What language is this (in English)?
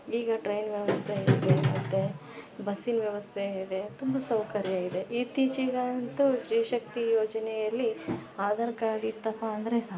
Kannada